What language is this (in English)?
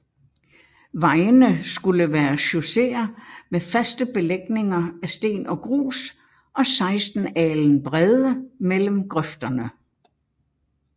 Danish